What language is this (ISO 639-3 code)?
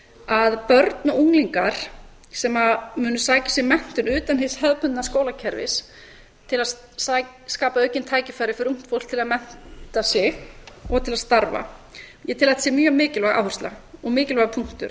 isl